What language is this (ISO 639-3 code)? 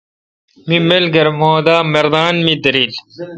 xka